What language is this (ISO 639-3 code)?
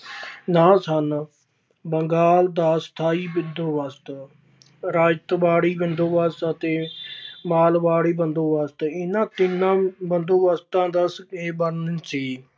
pan